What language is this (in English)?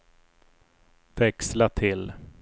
Swedish